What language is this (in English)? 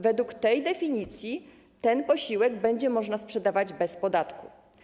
Polish